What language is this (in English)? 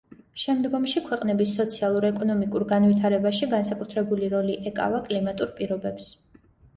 Georgian